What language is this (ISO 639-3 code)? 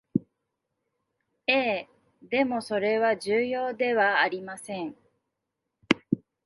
jpn